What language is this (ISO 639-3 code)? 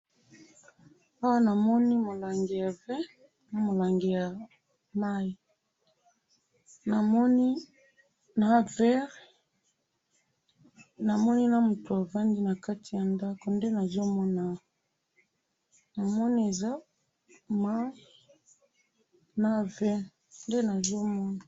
lin